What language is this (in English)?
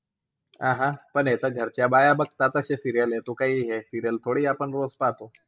Marathi